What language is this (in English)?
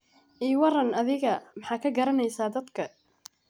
Somali